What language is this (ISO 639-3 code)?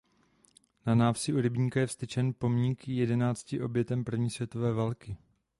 ces